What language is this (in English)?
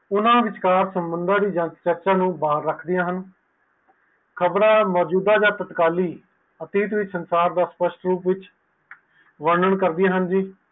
Punjabi